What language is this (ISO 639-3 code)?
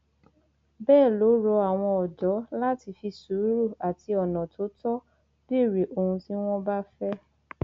yor